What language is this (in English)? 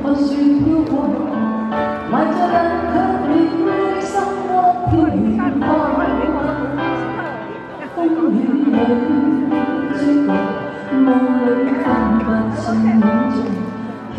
Vietnamese